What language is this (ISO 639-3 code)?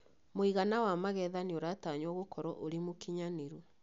kik